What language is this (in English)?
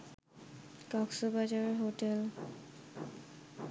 Bangla